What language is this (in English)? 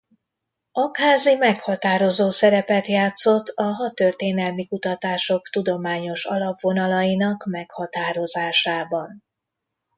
Hungarian